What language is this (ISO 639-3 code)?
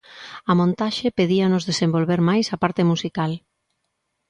glg